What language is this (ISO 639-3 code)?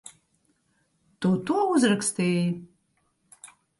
lav